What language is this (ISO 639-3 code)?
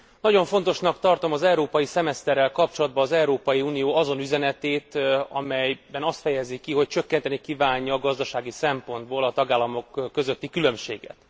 hun